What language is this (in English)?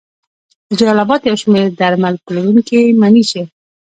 Pashto